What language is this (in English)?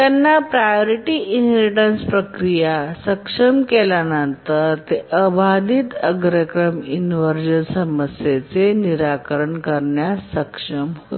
Marathi